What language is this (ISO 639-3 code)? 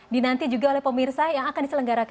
ind